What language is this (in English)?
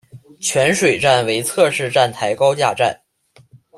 Chinese